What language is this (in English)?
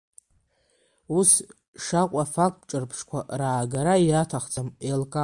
Abkhazian